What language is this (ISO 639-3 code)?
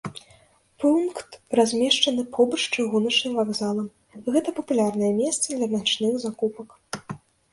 bel